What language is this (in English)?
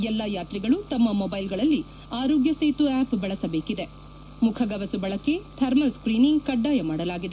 Kannada